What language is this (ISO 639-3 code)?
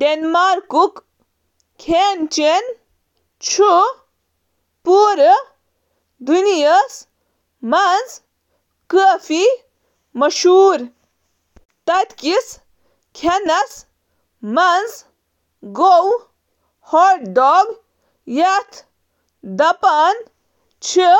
kas